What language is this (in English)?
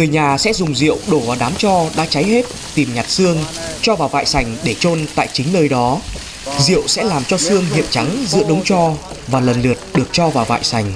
Vietnamese